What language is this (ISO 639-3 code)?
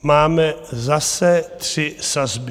ces